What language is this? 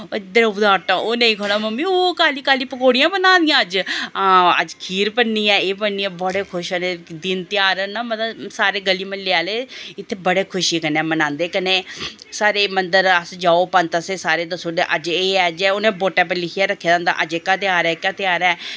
Dogri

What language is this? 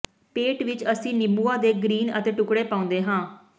Punjabi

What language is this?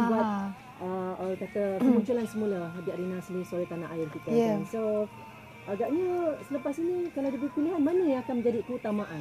Malay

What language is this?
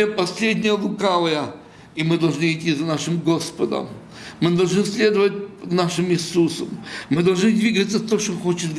Russian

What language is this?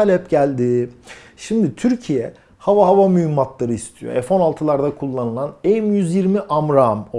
Turkish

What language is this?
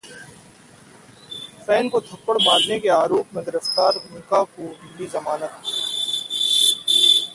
Hindi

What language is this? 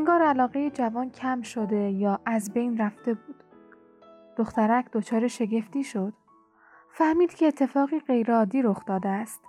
Persian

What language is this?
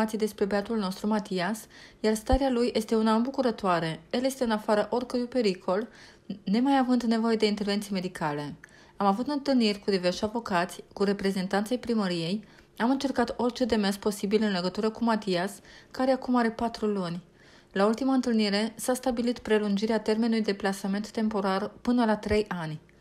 Romanian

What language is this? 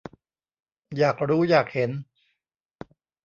Thai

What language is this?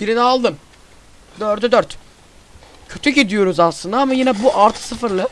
Turkish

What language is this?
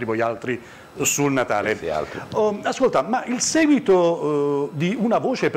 Italian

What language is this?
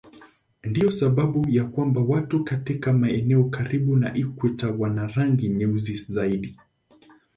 Swahili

